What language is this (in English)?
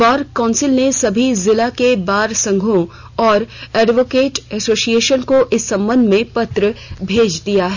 Hindi